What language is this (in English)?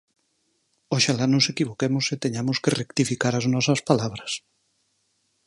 Galician